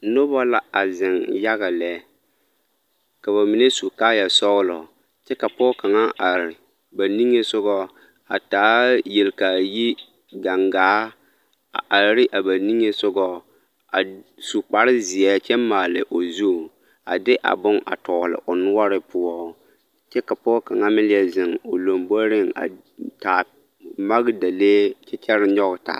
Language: Southern Dagaare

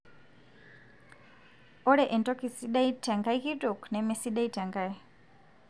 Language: Masai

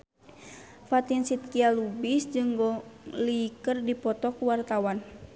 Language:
Sundanese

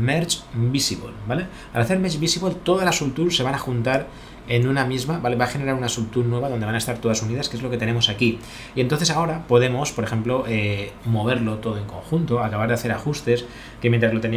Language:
Spanish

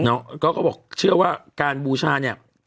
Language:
Thai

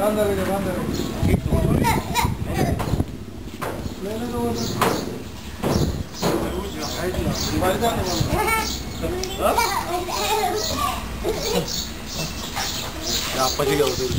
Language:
Romanian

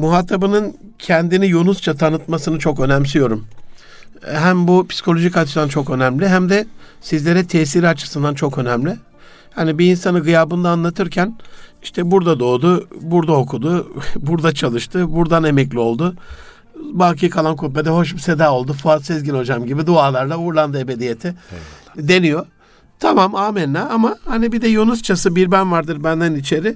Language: Turkish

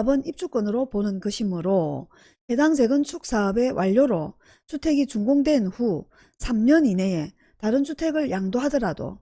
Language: Korean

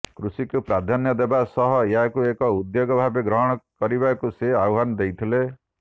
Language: Odia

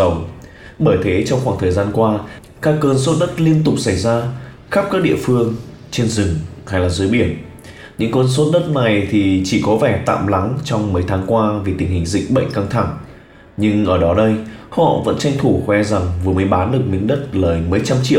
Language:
Vietnamese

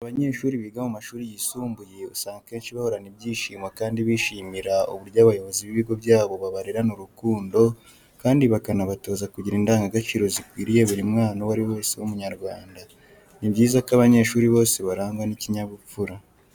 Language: Kinyarwanda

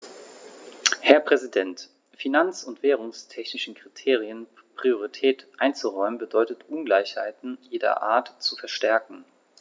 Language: German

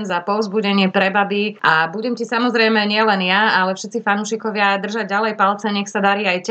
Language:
Slovak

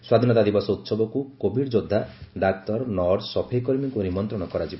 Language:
Odia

